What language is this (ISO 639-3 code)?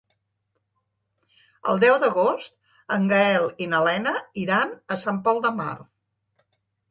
cat